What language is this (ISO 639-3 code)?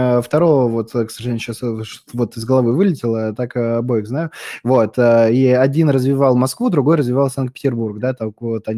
rus